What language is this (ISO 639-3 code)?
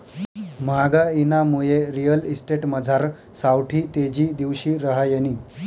mar